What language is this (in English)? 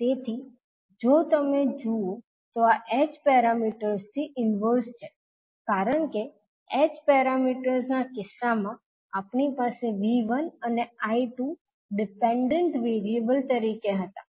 Gujarati